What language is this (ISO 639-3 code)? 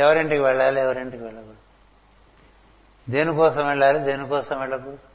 tel